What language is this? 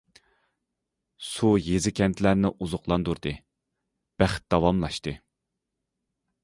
Uyghur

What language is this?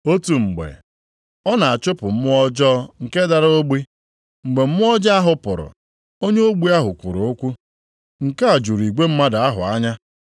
Igbo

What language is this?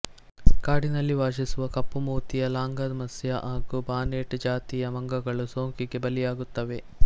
Kannada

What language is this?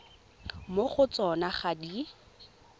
Tswana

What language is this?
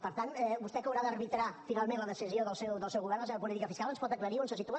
Catalan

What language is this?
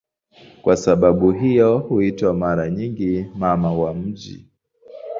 Swahili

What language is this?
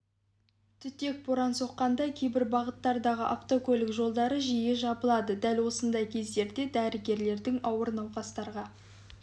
Kazakh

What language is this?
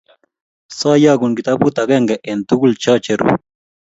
Kalenjin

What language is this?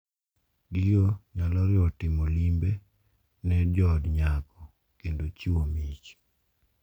Luo (Kenya and Tanzania)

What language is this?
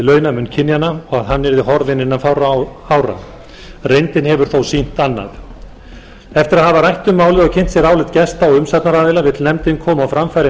Icelandic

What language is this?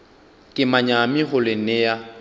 Northern Sotho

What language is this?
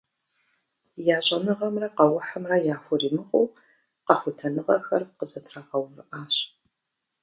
Kabardian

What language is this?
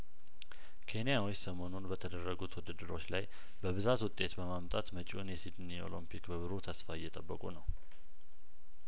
Amharic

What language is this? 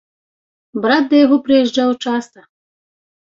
Belarusian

